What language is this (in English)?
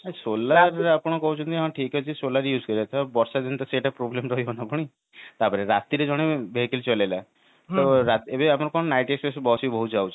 Odia